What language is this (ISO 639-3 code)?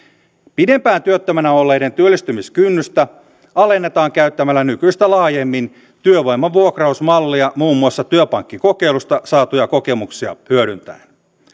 fin